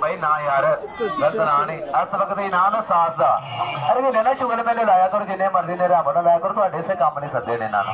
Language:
Punjabi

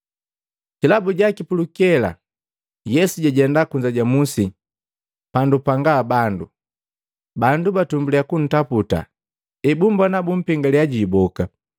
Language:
Matengo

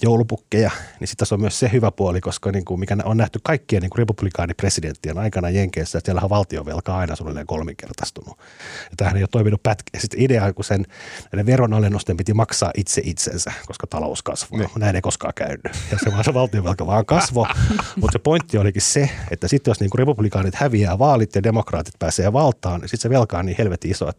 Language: Finnish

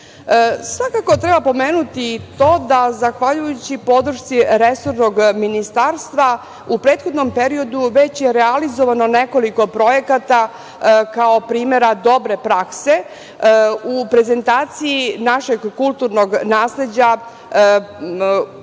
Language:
Serbian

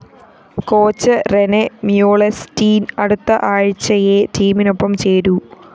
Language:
Malayalam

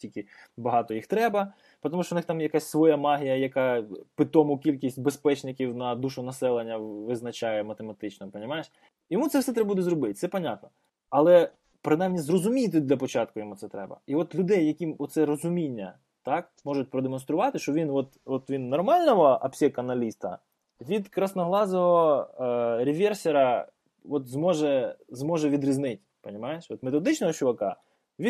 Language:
Ukrainian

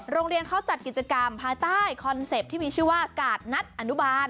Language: Thai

